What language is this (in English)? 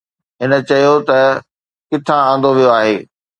Sindhi